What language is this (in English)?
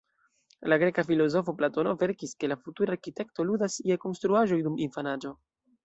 Esperanto